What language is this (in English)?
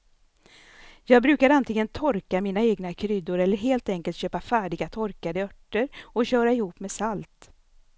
Swedish